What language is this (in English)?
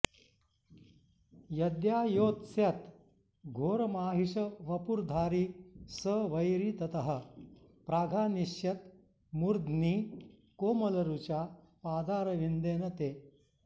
Sanskrit